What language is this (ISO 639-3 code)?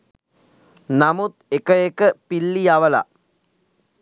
sin